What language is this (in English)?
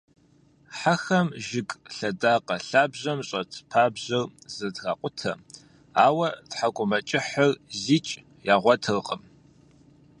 Kabardian